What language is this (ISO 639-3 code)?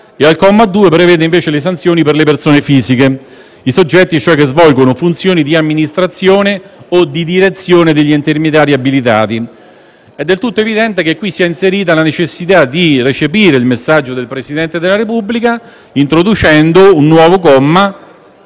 ita